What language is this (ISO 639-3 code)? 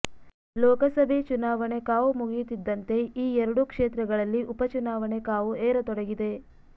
kan